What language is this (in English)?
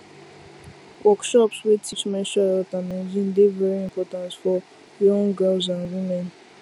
Nigerian Pidgin